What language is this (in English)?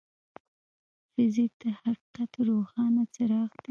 Pashto